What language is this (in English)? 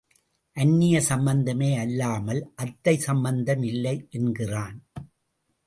Tamil